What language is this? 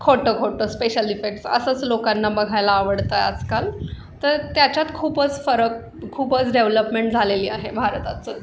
Marathi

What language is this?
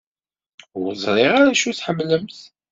Kabyle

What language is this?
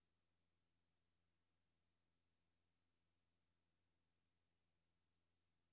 Danish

